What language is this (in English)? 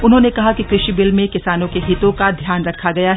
Hindi